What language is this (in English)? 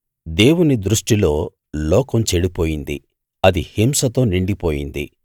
Telugu